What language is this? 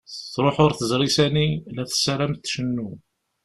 Kabyle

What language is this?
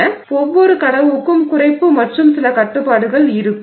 Tamil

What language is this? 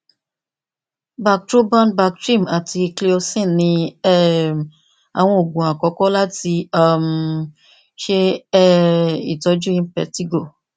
Yoruba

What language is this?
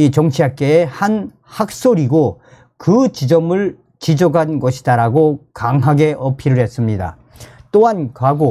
Korean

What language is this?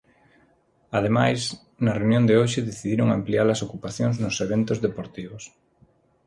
Galician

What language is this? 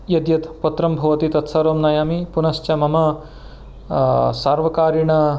Sanskrit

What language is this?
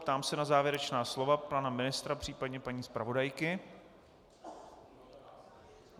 Czech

